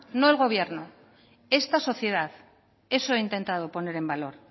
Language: Spanish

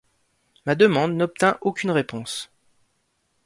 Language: French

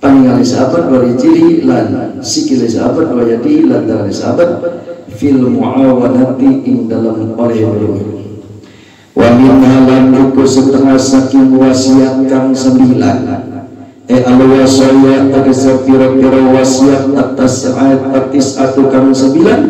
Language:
Indonesian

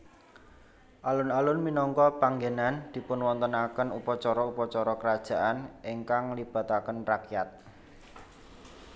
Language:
Javanese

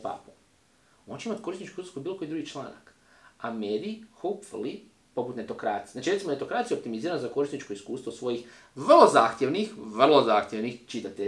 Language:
Croatian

